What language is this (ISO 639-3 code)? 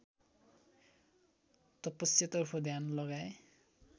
nep